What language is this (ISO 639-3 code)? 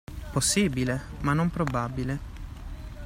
ita